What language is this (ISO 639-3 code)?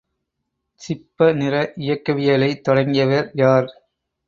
tam